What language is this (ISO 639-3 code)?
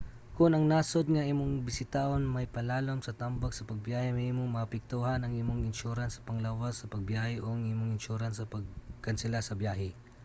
ceb